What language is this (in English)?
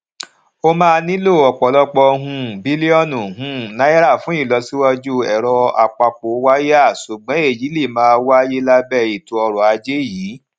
Yoruba